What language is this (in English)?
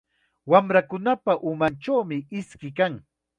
Chiquián Ancash Quechua